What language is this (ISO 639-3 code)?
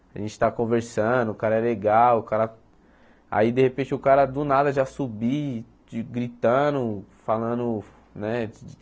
por